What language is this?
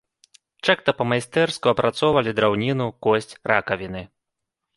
Belarusian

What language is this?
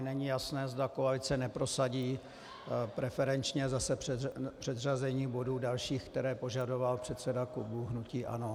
Czech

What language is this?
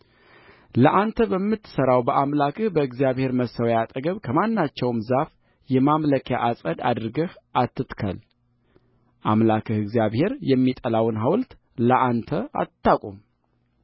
Amharic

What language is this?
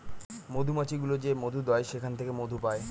Bangla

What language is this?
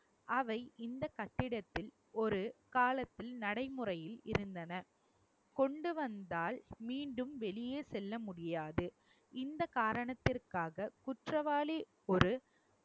Tamil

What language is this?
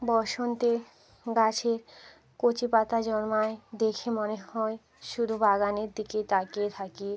Bangla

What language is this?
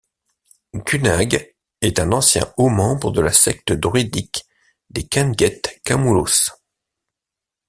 French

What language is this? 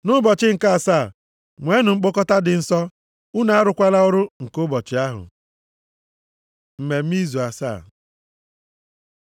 Igbo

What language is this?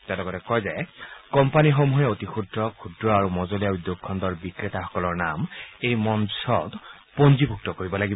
Assamese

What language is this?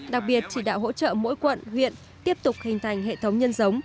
Vietnamese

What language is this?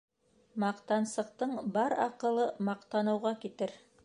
Bashkir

